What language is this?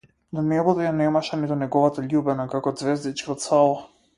Macedonian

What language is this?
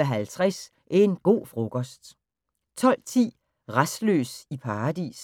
Danish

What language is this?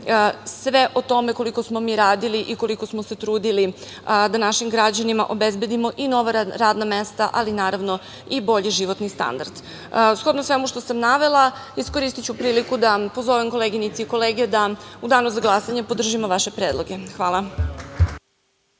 Serbian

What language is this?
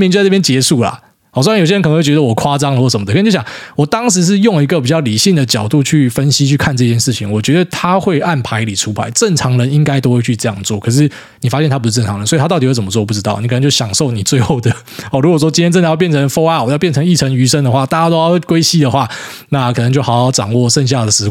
Chinese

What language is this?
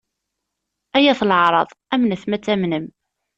Kabyle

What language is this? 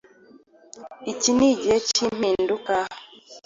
Kinyarwanda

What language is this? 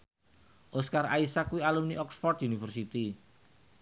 Javanese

